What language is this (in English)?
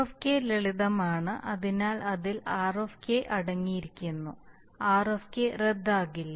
Malayalam